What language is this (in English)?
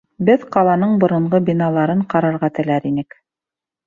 Bashkir